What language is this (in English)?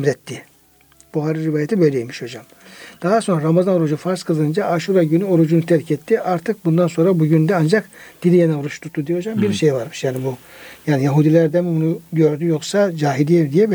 Turkish